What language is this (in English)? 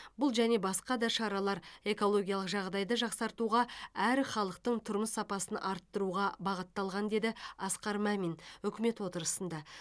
Kazakh